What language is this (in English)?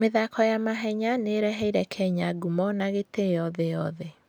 Kikuyu